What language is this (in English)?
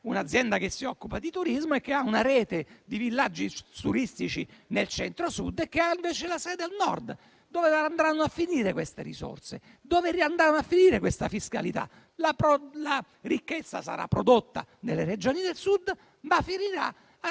Italian